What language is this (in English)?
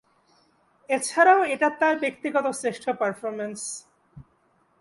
Bangla